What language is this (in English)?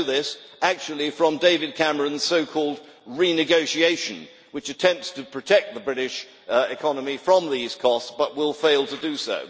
English